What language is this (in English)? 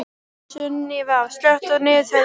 Icelandic